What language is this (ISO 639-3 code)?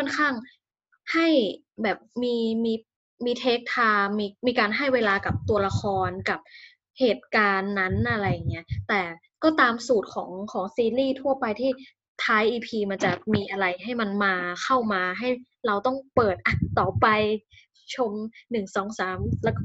tha